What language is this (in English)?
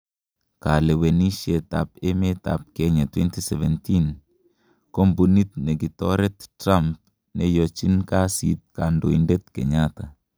Kalenjin